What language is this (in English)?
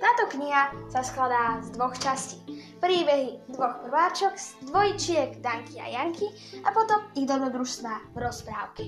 Slovak